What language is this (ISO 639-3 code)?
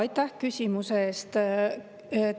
est